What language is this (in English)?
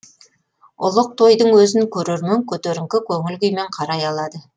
Kazakh